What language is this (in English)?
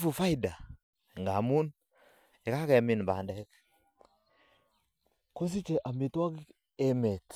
Kalenjin